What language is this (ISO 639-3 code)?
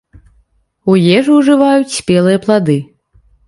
bel